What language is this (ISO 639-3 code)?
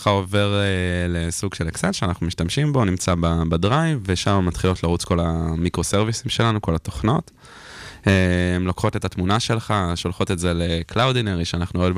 heb